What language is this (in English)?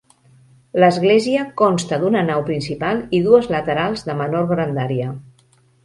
Catalan